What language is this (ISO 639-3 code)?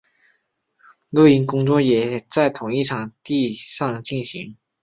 zho